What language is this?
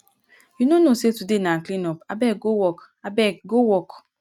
Nigerian Pidgin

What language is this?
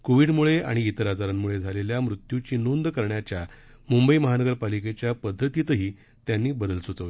Marathi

